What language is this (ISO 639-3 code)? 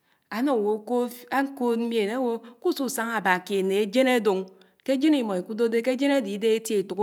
anw